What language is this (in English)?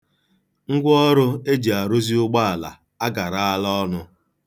Igbo